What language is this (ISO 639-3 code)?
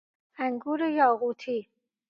fas